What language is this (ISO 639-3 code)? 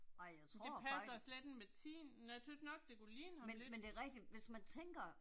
dan